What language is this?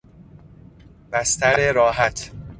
Persian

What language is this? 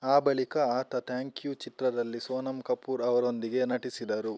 Kannada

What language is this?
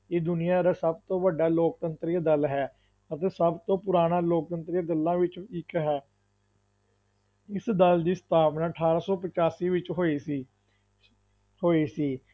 Punjabi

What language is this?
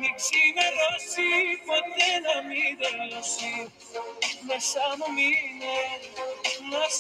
Greek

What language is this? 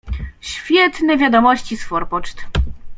Polish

